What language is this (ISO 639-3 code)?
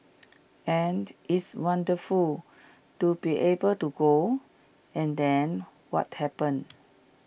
eng